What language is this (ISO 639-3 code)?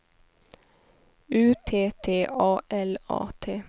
swe